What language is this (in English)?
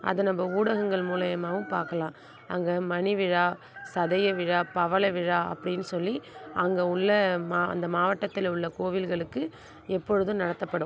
Tamil